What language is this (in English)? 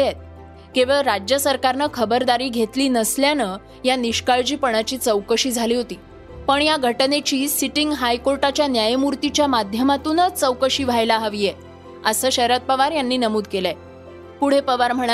Marathi